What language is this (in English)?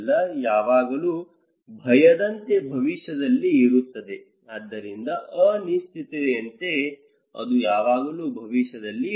Kannada